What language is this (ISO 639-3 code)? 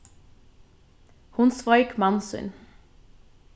fao